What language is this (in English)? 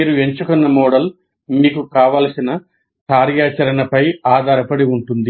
Telugu